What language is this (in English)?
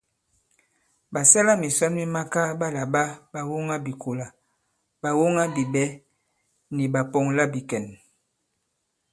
Bankon